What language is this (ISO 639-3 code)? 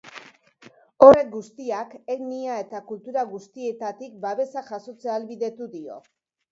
eus